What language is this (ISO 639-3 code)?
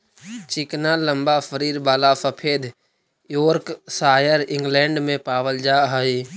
mag